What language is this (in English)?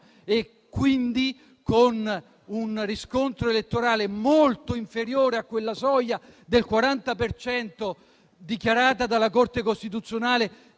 Italian